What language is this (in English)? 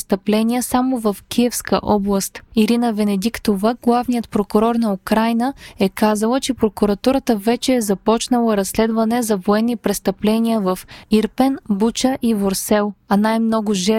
Bulgarian